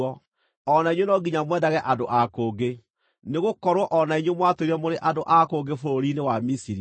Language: Kikuyu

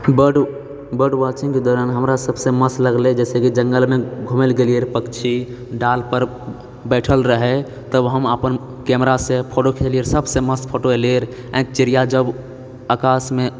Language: Maithili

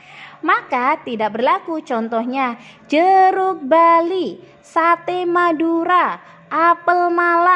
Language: Indonesian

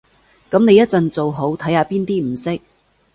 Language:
Cantonese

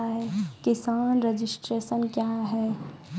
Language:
Maithili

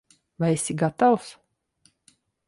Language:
Latvian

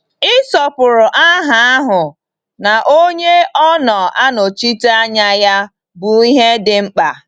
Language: Igbo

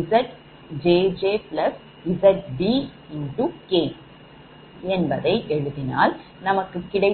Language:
Tamil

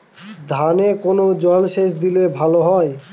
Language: Bangla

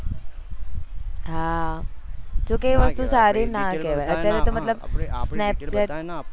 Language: Gujarati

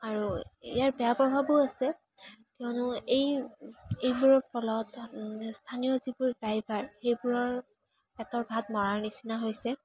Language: Assamese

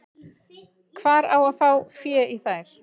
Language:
Icelandic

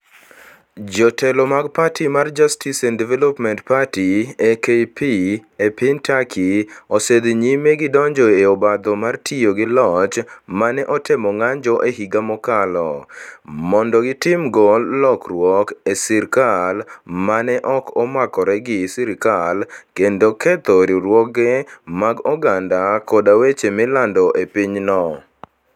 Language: Luo (Kenya and Tanzania)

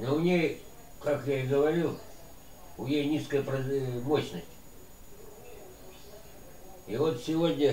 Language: Russian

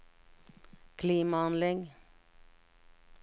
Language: Norwegian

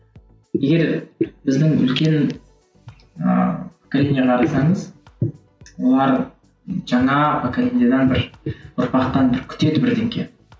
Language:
Kazakh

